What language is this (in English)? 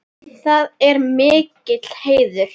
Icelandic